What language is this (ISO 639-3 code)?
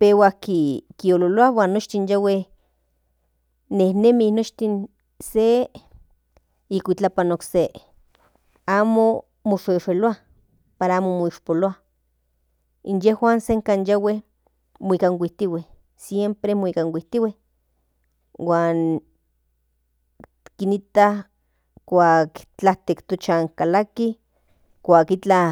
nhn